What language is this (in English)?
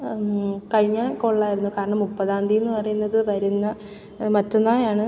Malayalam